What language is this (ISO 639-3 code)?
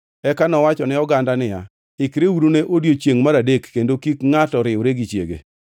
luo